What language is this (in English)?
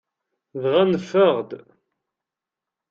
Kabyle